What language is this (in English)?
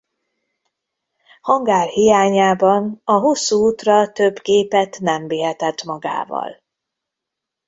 Hungarian